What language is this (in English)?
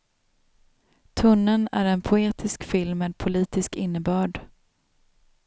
Swedish